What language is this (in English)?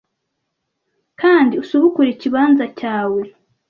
Kinyarwanda